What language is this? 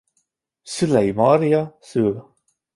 Hungarian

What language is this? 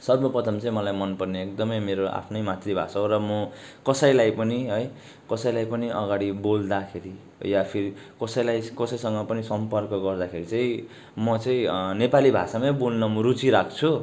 Nepali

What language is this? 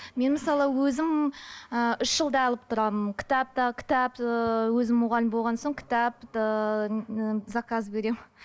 Kazakh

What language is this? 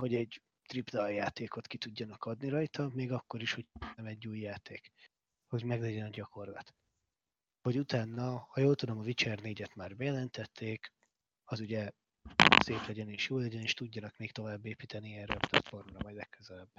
Hungarian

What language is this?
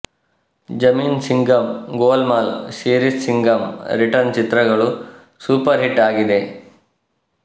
Kannada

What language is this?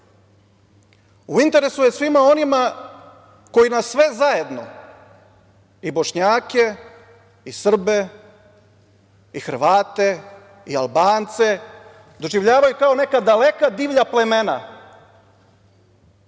Serbian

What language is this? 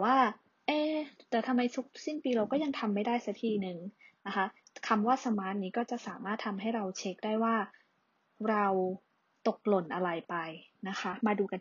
Thai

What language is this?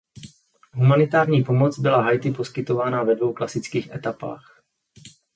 Czech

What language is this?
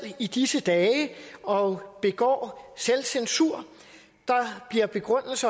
Danish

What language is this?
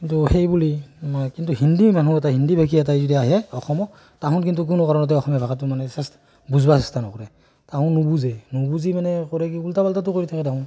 Assamese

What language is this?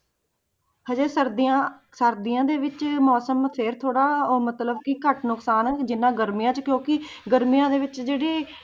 Punjabi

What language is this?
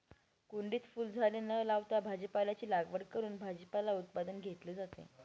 Marathi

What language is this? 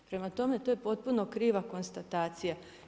Croatian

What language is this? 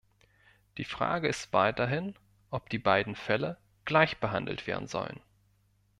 German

